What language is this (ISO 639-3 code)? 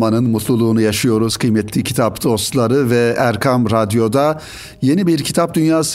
tur